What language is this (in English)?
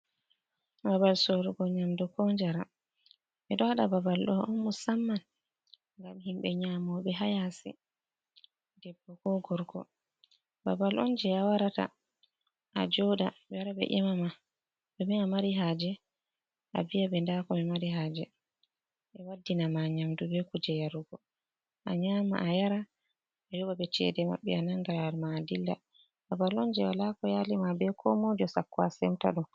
Fula